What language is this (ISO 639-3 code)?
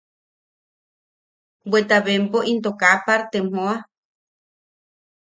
yaq